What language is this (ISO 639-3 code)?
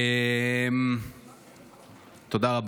heb